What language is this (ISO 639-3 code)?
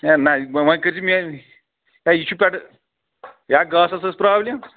kas